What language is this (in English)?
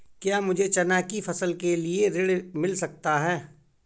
Hindi